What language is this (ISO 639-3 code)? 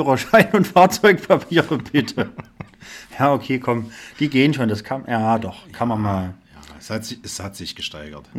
deu